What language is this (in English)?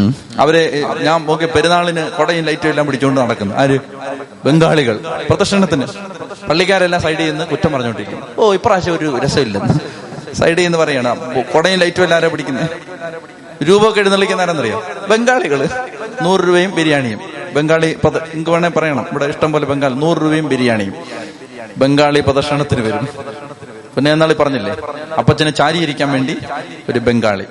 Malayalam